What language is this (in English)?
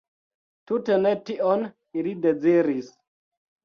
Esperanto